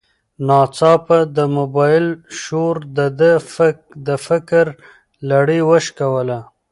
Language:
Pashto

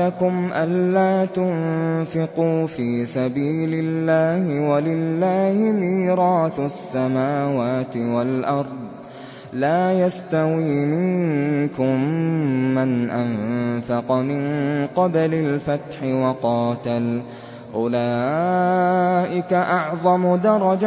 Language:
Arabic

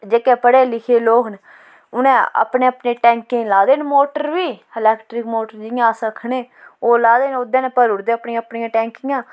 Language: Dogri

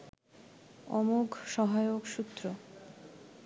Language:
Bangla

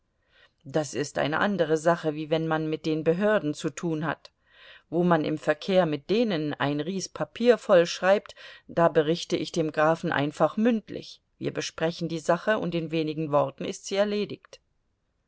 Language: German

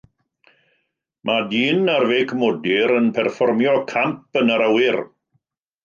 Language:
Welsh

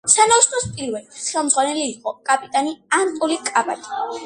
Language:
Georgian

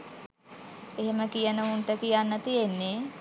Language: Sinhala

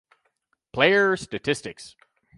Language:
English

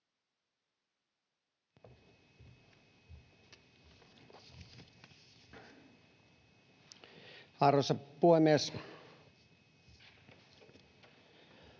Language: Finnish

